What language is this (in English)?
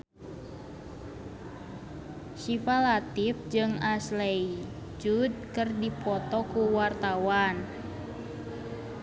Sundanese